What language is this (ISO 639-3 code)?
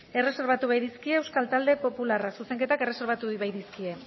eus